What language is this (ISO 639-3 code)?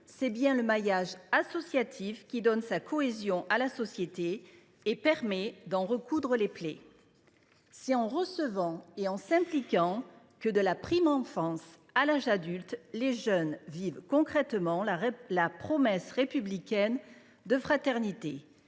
fra